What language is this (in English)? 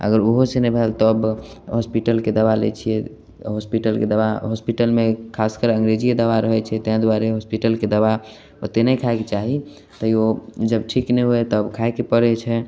Maithili